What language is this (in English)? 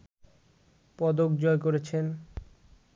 Bangla